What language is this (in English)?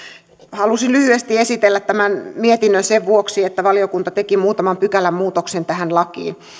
Finnish